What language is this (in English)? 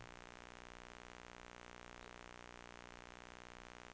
Norwegian